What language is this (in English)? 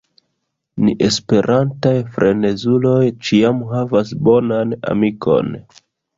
Esperanto